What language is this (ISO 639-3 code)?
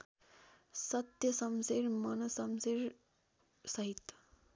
nep